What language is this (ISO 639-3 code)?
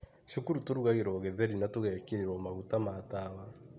kik